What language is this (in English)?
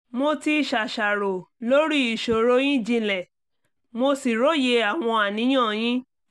Yoruba